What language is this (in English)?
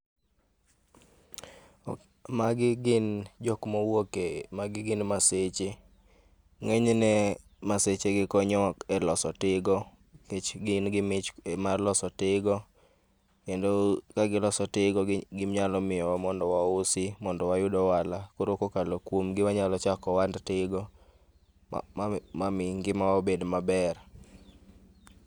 Luo (Kenya and Tanzania)